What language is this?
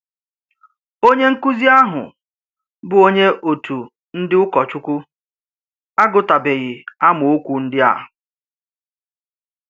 Igbo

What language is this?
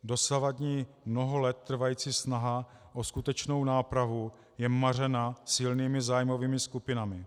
Czech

